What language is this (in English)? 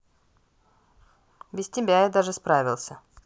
Russian